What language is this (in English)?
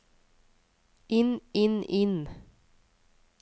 Norwegian